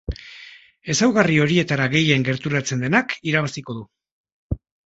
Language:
Basque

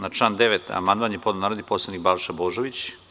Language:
Serbian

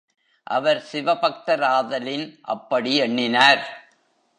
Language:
Tamil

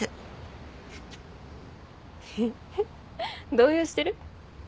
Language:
Japanese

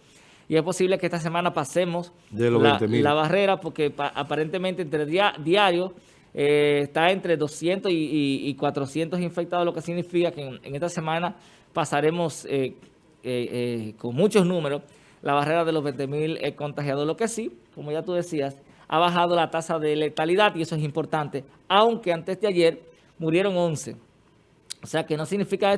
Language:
Spanish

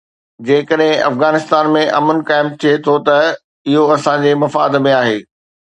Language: Sindhi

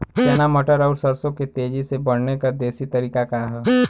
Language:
Bhojpuri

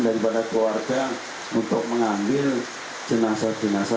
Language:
Indonesian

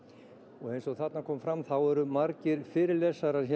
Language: Icelandic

